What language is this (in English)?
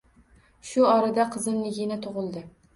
Uzbek